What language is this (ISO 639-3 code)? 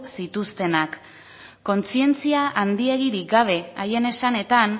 eus